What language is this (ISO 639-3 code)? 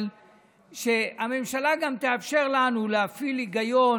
heb